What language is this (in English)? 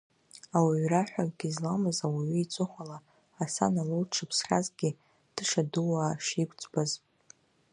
Abkhazian